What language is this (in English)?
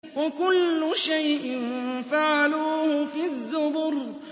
Arabic